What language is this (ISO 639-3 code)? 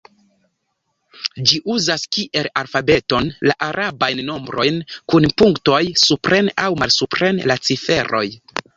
epo